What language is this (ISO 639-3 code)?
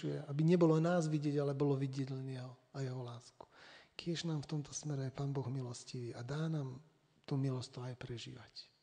slk